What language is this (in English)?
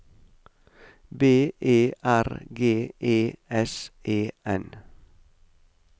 Norwegian